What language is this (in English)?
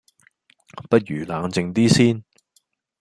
Cantonese